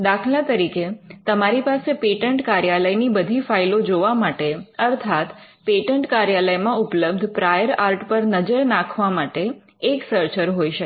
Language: Gujarati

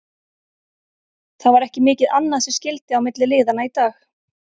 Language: Icelandic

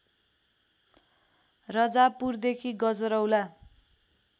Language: Nepali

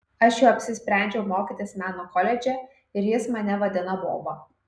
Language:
Lithuanian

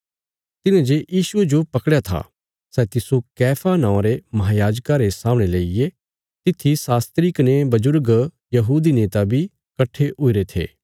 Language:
Bilaspuri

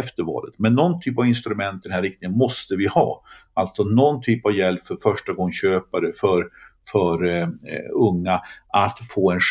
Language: Swedish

